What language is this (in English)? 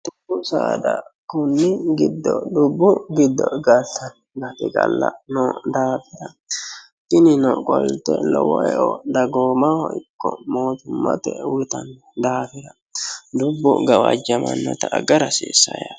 Sidamo